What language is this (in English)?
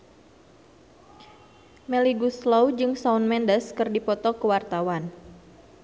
Sundanese